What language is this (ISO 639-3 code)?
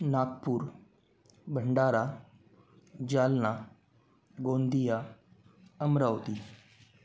mar